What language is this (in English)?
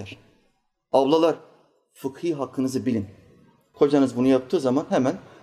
Turkish